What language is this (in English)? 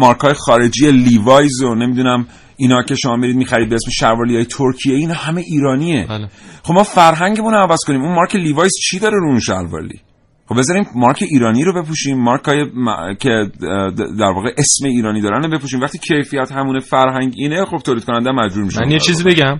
Persian